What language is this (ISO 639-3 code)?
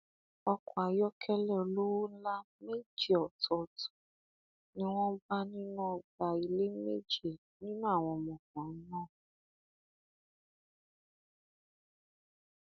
yor